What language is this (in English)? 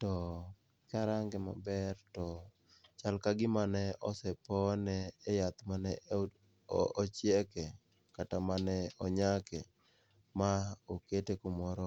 Luo (Kenya and Tanzania)